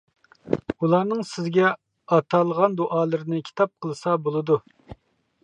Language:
Uyghur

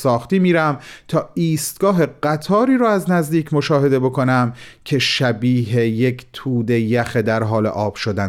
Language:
Persian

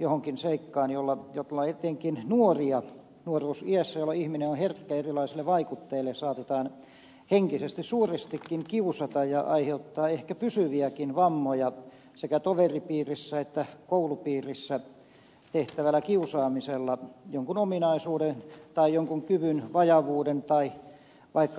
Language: Finnish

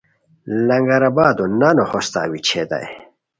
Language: Khowar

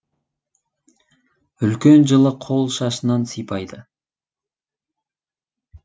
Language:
Kazakh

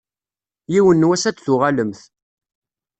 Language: Kabyle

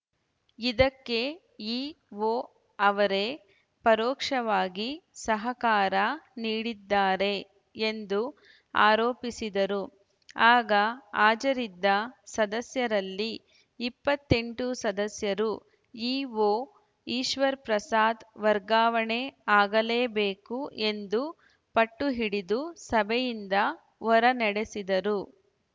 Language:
Kannada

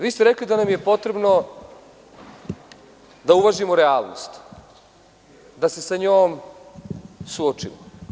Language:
Serbian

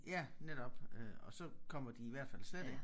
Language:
Danish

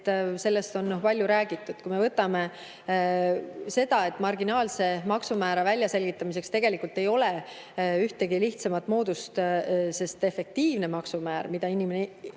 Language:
Estonian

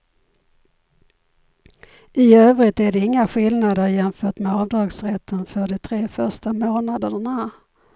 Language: Swedish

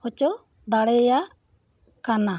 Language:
Santali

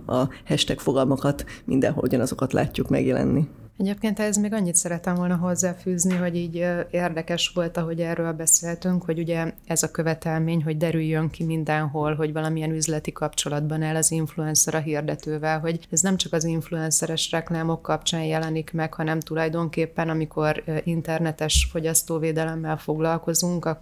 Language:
Hungarian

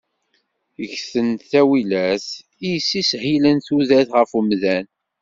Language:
Kabyle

